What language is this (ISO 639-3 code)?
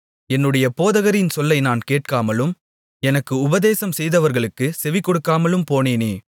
tam